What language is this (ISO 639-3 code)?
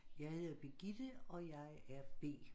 dan